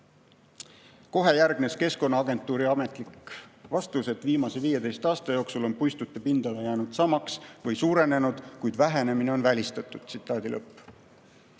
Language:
Estonian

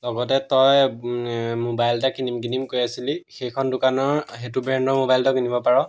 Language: Assamese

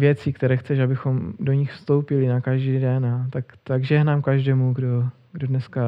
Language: Czech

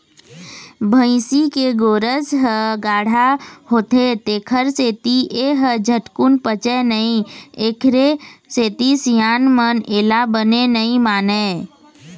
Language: Chhattisgarhi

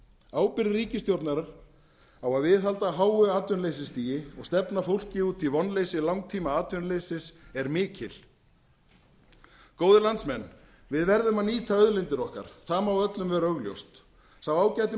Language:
Icelandic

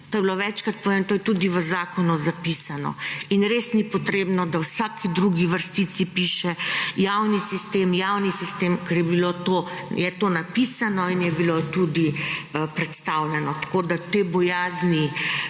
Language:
Slovenian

